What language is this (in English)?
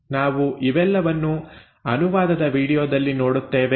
Kannada